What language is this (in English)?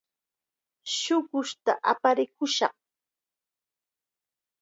Chiquián Ancash Quechua